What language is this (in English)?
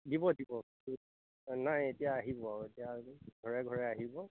Assamese